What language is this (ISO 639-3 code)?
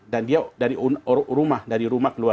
ind